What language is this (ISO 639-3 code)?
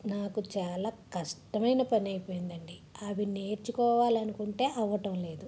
tel